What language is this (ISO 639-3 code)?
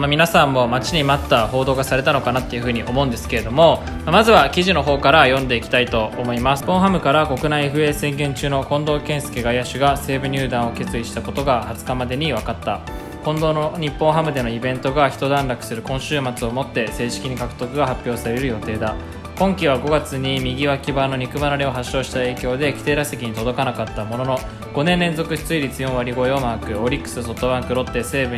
jpn